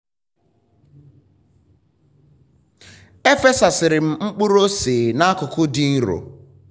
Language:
Igbo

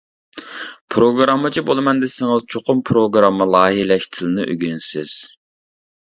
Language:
Uyghur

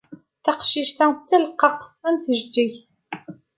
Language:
Kabyle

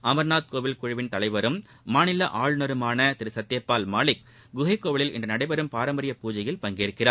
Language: Tamil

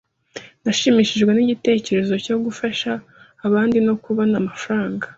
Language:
Kinyarwanda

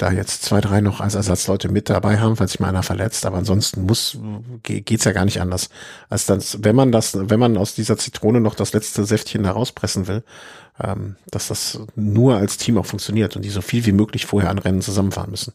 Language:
German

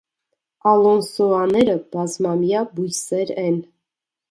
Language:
Armenian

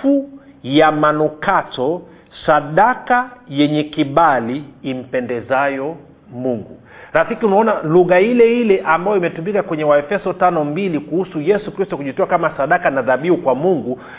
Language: Swahili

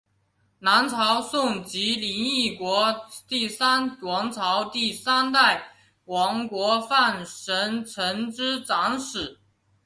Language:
Chinese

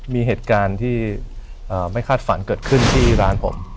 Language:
Thai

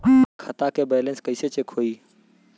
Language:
Bhojpuri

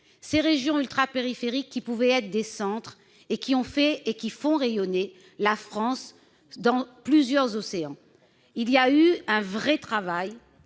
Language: French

